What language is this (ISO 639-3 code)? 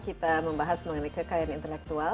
ind